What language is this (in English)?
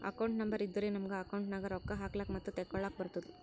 Kannada